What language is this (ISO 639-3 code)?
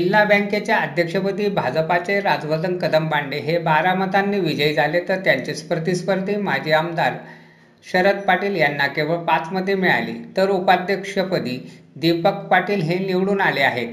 mar